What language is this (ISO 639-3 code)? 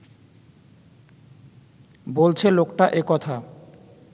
ben